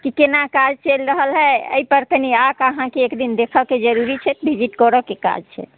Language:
Maithili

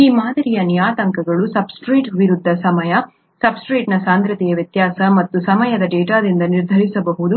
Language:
Kannada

